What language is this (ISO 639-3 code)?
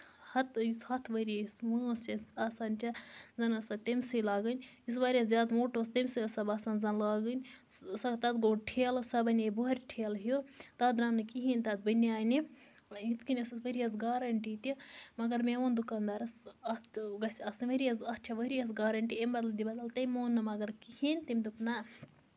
kas